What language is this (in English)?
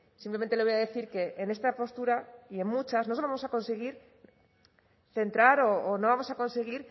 Spanish